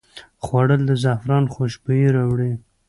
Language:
Pashto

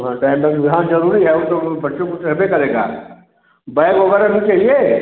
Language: Hindi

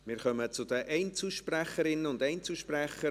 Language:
Swiss German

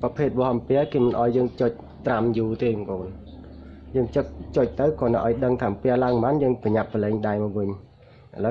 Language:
Vietnamese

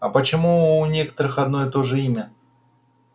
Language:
Russian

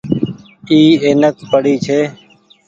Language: Goaria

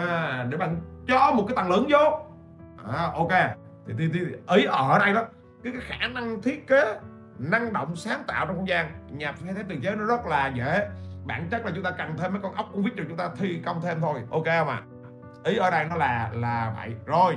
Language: Vietnamese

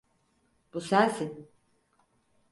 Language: Turkish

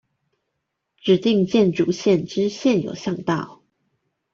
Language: Chinese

